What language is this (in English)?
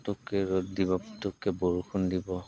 Assamese